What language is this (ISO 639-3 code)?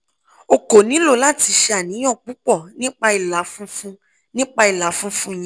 yor